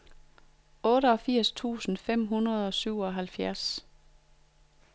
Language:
Danish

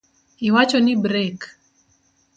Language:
Luo (Kenya and Tanzania)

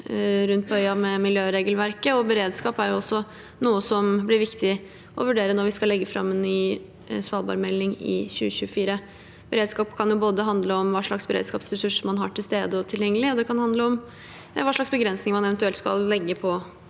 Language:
Norwegian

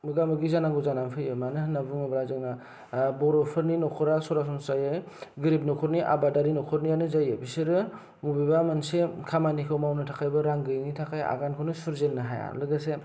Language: Bodo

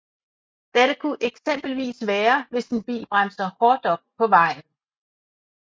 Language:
Danish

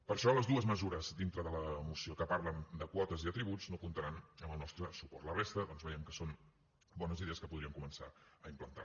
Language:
Catalan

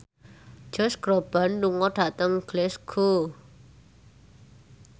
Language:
Javanese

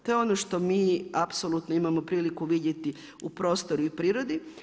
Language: Croatian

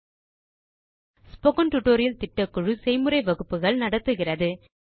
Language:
Tamil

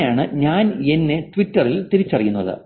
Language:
Malayalam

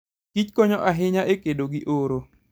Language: Luo (Kenya and Tanzania)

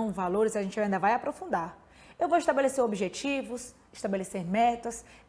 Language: Portuguese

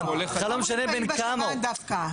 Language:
Hebrew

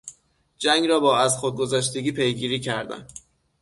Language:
Persian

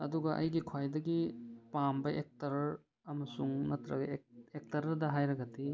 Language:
Manipuri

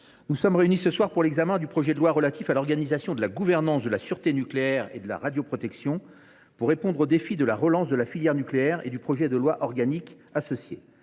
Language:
French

